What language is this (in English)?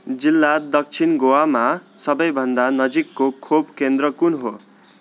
Nepali